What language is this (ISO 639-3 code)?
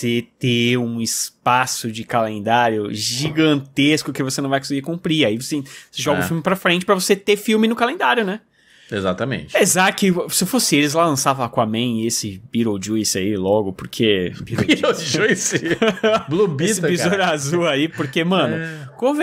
por